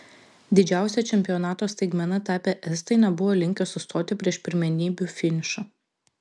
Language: Lithuanian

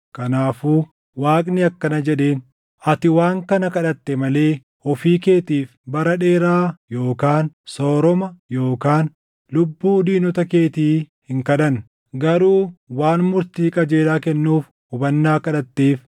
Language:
Oromo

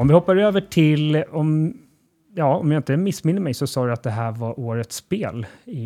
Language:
Swedish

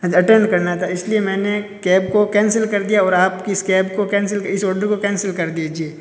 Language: Hindi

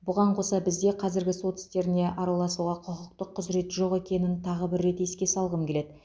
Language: Kazakh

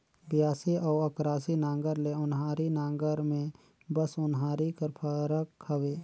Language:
Chhattisgarhi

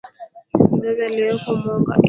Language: Swahili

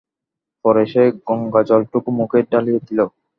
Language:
Bangla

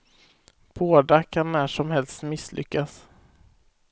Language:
Swedish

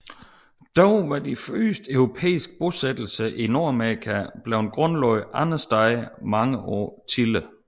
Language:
Danish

